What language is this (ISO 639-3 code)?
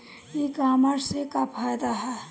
bho